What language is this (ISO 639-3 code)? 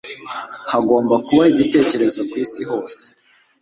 kin